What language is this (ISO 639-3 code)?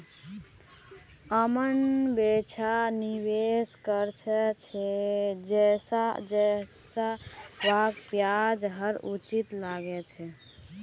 mag